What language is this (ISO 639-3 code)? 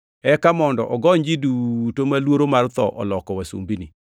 luo